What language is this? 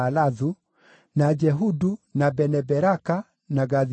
Kikuyu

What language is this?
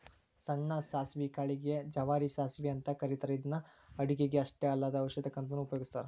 Kannada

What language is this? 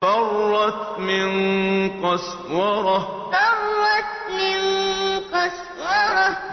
Arabic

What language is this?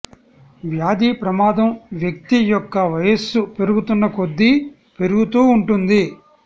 Telugu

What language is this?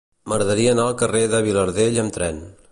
Catalan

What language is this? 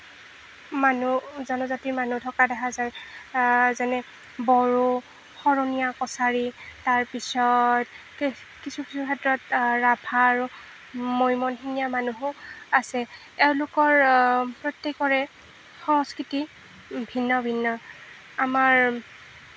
Assamese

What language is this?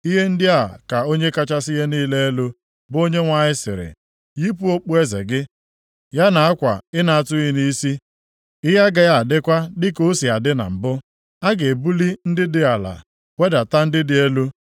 Igbo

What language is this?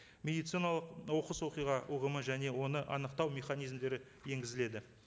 Kazakh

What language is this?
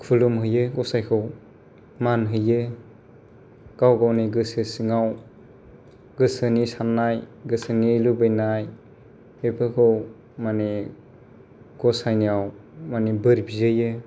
Bodo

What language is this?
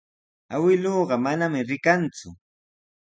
Sihuas Ancash Quechua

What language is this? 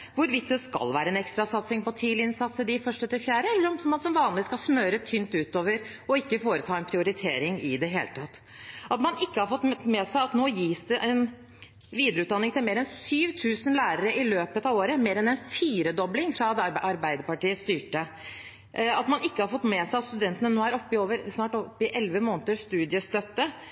Norwegian Bokmål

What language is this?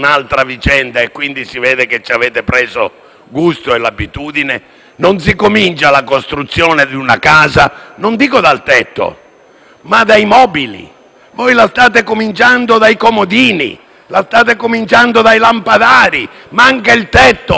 Italian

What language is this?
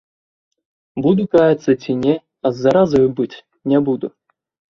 Belarusian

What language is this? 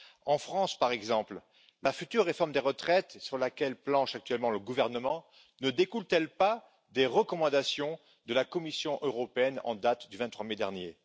French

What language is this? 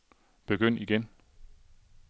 Danish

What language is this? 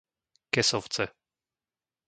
Slovak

